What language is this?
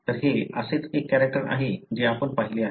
Marathi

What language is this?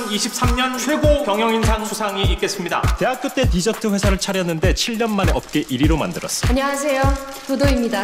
Korean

